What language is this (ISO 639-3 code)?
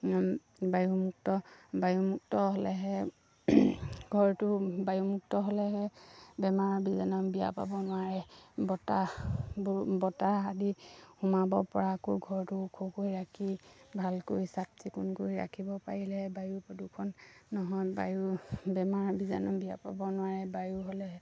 asm